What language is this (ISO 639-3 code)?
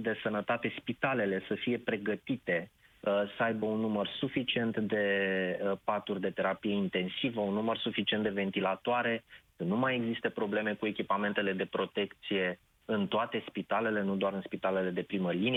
ron